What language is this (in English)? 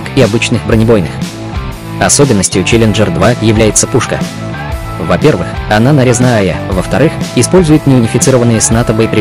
Russian